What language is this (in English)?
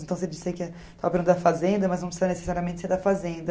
Portuguese